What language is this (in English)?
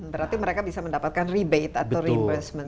Indonesian